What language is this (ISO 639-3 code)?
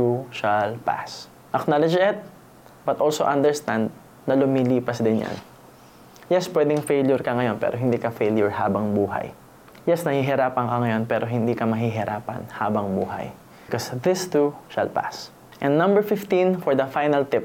fil